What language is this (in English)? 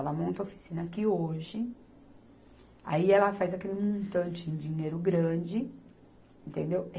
Portuguese